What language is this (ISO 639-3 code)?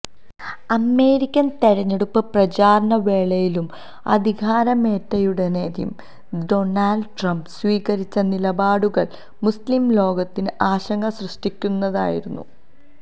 mal